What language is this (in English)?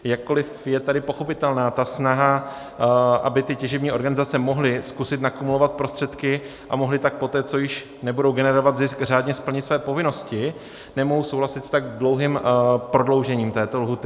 Czech